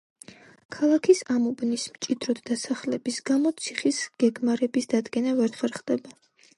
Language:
Georgian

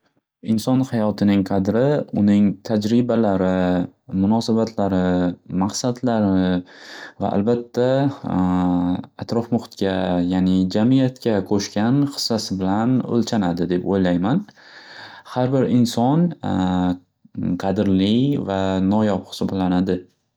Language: Uzbek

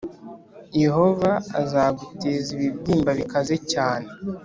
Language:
Kinyarwanda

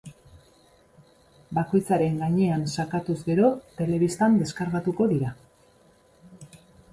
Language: Basque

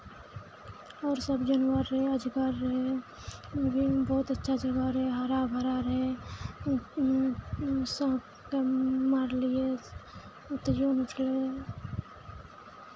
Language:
Maithili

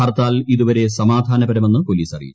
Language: Malayalam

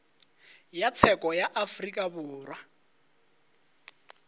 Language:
Northern Sotho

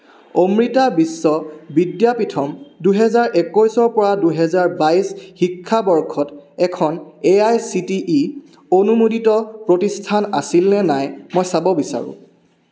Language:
Assamese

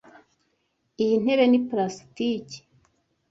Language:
Kinyarwanda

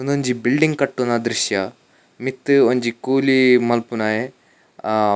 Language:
Tulu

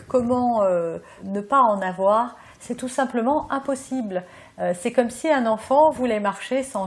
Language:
French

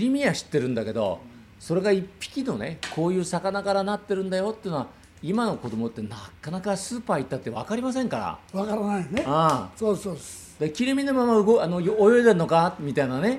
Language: Japanese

